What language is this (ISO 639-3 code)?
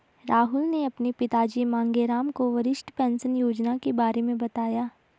hin